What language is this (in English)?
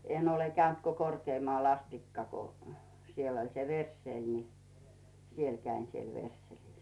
Finnish